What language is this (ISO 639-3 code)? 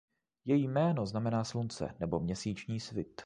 ces